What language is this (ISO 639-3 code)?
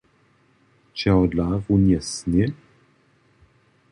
hsb